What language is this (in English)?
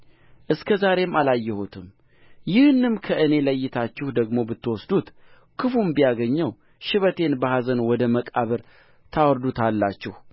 Amharic